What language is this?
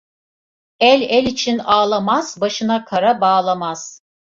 Turkish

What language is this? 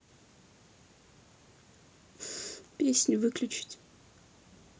Russian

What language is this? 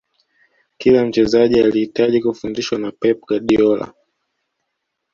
Swahili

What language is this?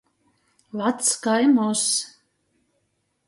Latgalian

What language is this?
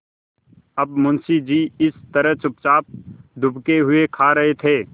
Hindi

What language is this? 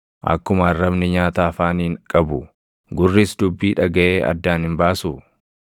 Oromo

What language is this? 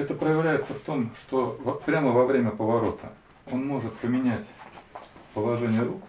Russian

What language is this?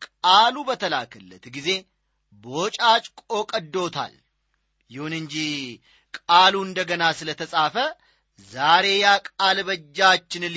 Amharic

